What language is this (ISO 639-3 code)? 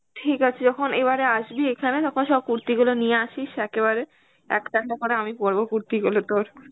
ben